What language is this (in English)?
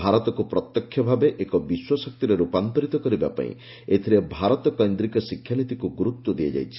Odia